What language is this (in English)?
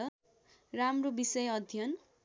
Nepali